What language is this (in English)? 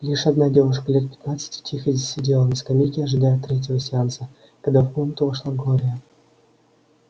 Russian